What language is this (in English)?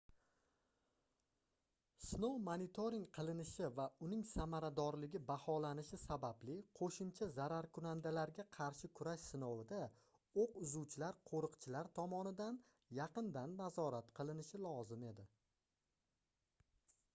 Uzbek